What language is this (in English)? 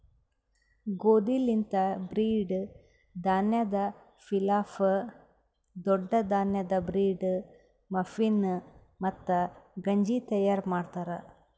Kannada